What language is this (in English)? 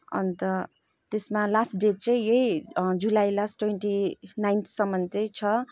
Nepali